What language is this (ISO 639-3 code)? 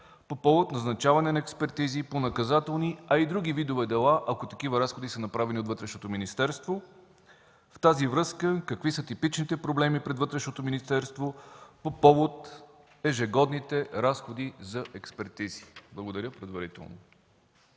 bul